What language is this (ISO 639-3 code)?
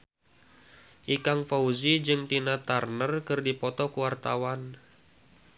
sun